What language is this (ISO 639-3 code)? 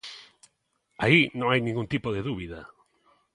glg